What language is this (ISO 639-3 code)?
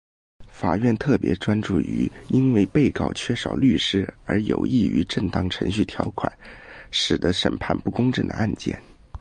zho